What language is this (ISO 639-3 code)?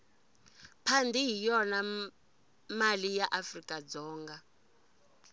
tso